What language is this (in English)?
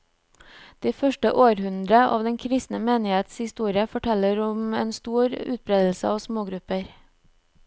Norwegian